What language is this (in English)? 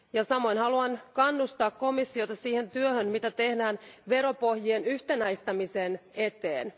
Finnish